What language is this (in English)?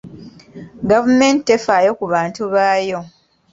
Ganda